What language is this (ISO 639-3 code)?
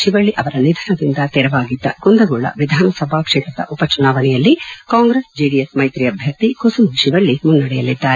kan